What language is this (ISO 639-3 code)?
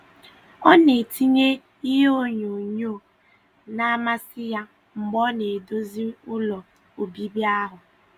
ibo